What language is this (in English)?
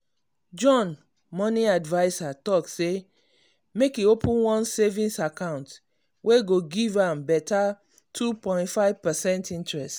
Nigerian Pidgin